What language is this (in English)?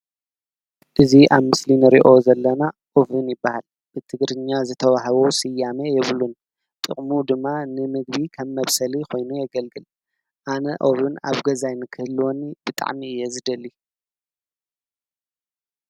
Tigrinya